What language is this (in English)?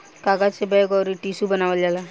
Bhojpuri